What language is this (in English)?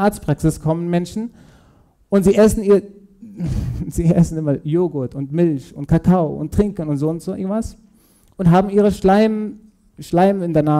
German